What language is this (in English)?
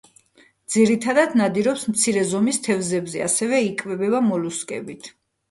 Georgian